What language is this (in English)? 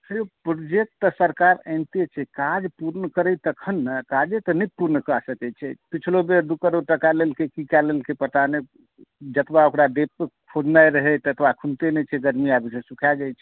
Maithili